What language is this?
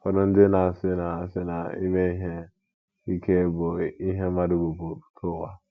Igbo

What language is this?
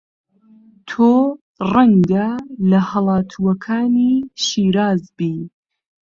Central Kurdish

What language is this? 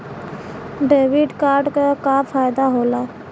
Bhojpuri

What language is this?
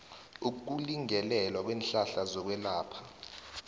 South Ndebele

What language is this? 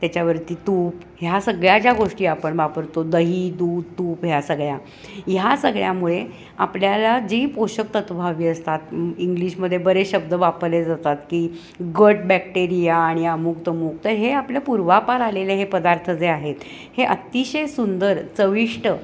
Marathi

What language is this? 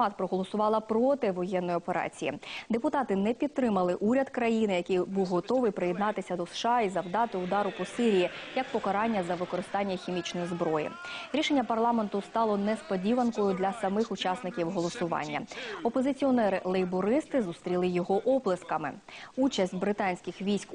Ukrainian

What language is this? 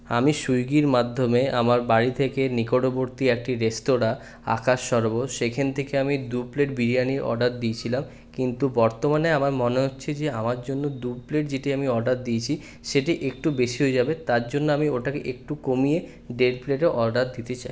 Bangla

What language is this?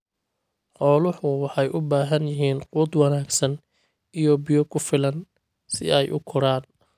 Somali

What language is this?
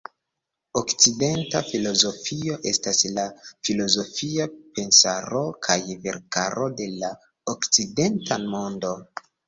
Esperanto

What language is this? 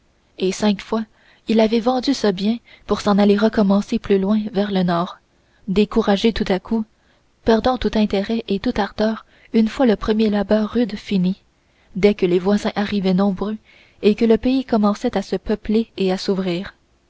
French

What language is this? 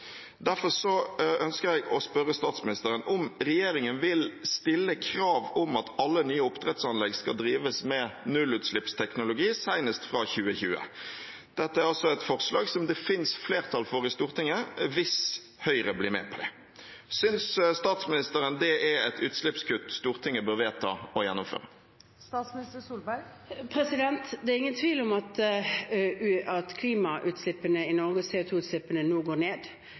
Norwegian Bokmål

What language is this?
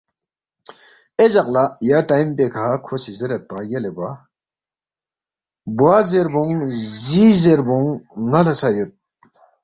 Balti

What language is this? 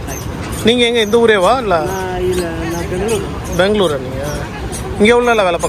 Arabic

